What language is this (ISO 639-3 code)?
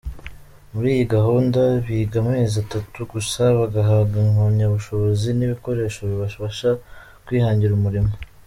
kin